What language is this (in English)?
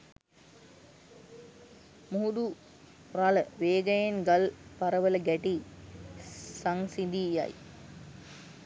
Sinhala